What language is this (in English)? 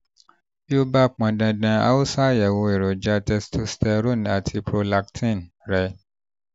Yoruba